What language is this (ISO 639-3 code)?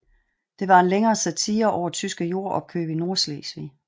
dan